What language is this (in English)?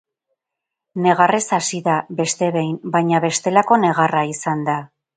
Basque